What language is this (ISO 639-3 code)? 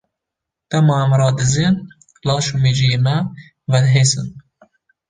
kur